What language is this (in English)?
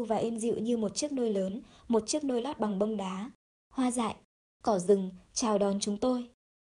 Vietnamese